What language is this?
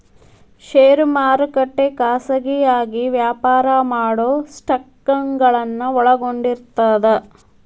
Kannada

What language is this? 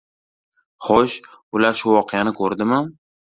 Uzbek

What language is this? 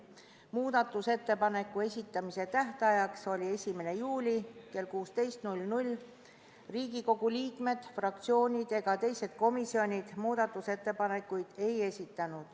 Estonian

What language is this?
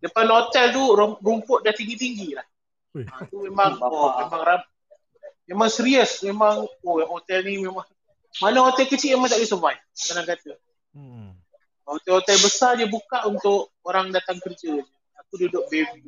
Malay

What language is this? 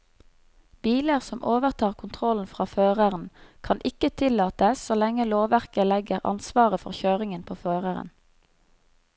Norwegian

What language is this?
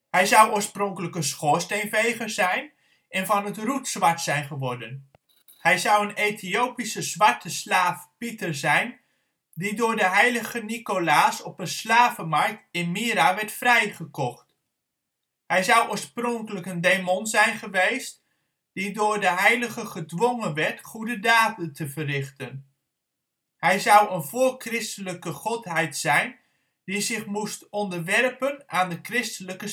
Dutch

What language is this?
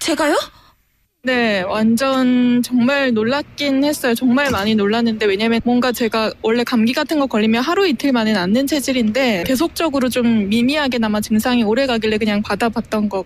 Korean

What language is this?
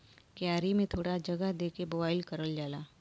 Bhojpuri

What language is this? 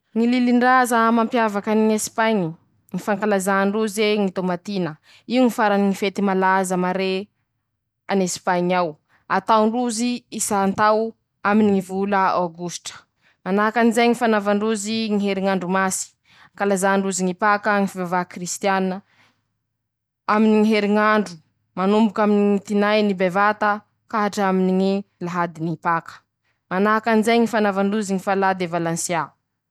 Masikoro Malagasy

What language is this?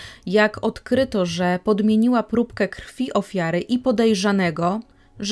Polish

